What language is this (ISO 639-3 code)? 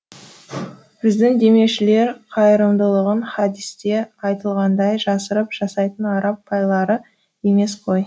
kaz